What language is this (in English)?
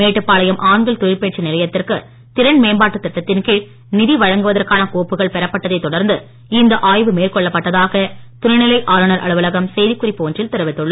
Tamil